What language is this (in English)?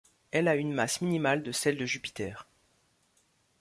French